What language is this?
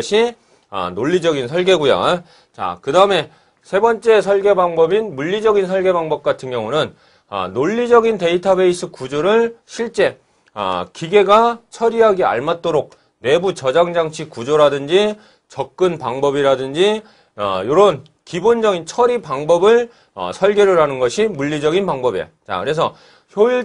Korean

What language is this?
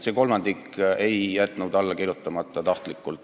Estonian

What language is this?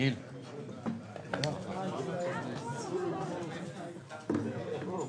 Hebrew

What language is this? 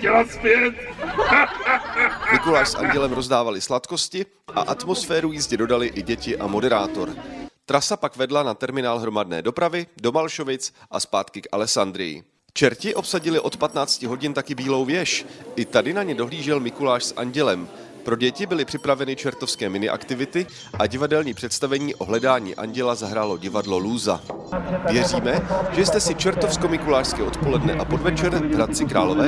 Czech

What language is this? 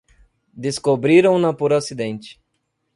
Portuguese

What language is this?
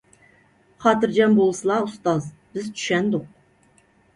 Uyghur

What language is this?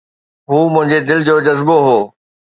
Sindhi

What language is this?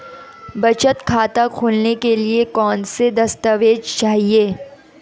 Hindi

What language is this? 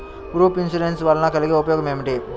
Telugu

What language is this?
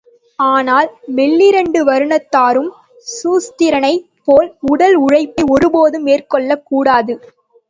Tamil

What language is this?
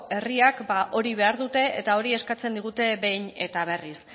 Basque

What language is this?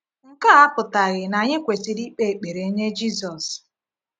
Igbo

